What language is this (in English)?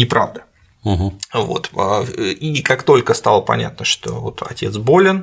Russian